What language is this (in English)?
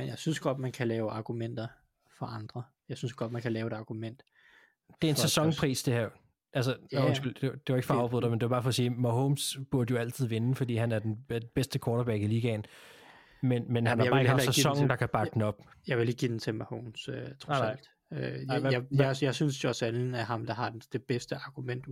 Danish